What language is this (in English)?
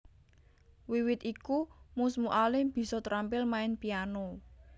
Javanese